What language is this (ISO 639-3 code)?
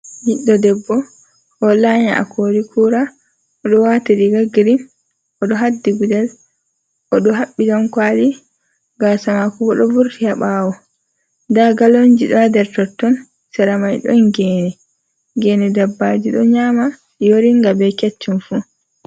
ful